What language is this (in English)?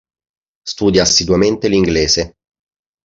Italian